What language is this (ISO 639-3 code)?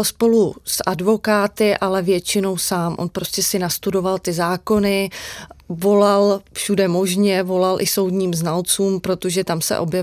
ces